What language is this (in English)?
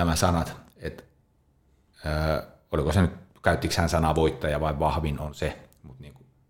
Finnish